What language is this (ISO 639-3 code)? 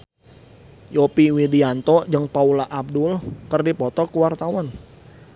sun